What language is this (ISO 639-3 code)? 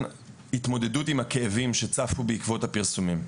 heb